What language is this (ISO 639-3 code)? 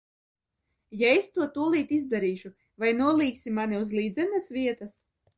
lav